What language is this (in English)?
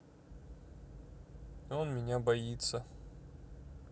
Russian